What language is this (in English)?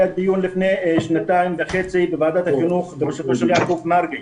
Hebrew